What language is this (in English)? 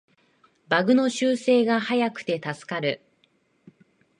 Japanese